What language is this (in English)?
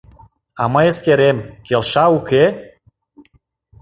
Mari